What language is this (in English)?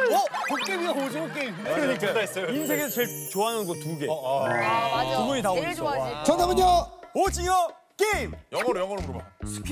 Korean